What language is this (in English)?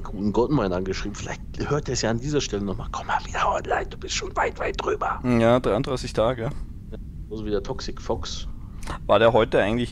German